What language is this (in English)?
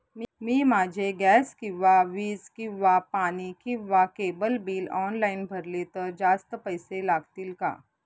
Marathi